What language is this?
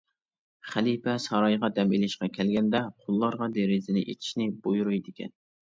Uyghur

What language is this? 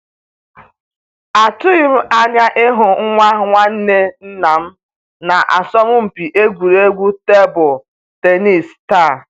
Igbo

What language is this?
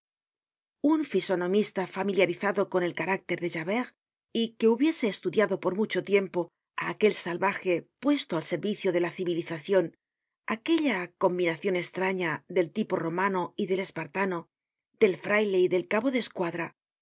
Spanish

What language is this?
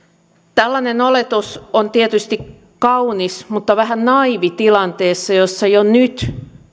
Finnish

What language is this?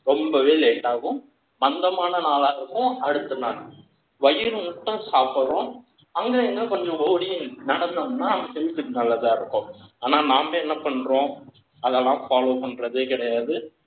Tamil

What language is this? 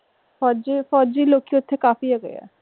Punjabi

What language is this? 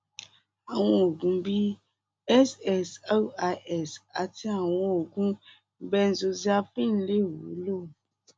Yoruba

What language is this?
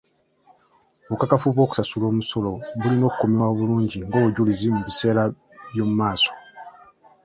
Ganda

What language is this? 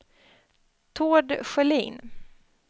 Swedish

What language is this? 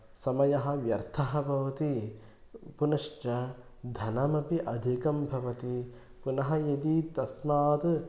Sanskrit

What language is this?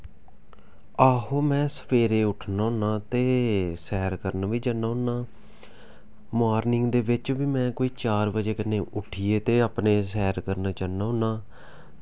Dogri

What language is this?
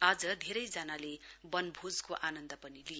Nepali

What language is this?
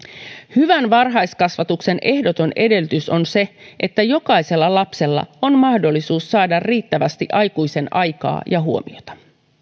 Finnish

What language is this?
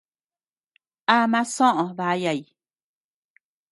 Tepeuxila Cuicatec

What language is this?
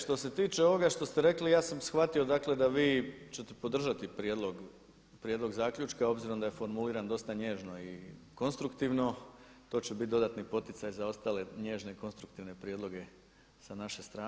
Croatian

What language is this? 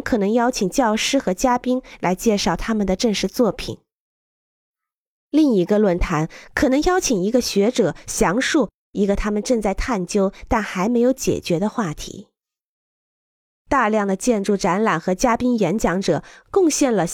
Chinese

